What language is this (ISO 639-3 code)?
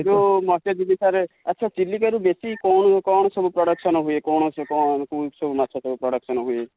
ori